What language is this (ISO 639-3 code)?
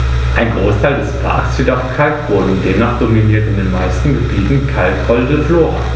deu